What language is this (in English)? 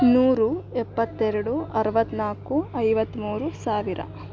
Kannada